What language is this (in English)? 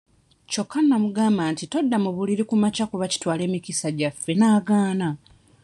Ganda